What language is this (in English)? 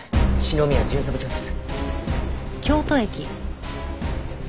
Japanese